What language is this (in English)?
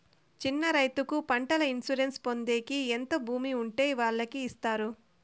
Telugu